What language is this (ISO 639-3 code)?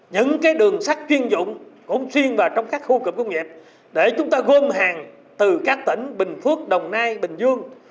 vie